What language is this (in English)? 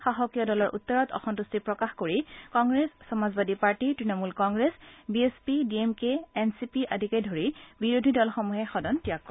Assamese